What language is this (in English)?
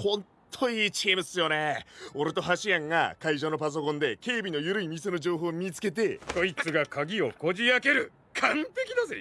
Japanese